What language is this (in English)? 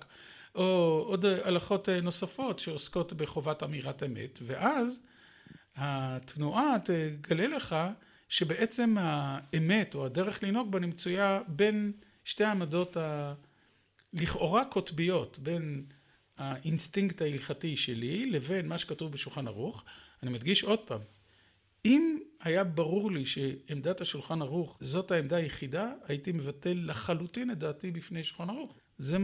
Hebrew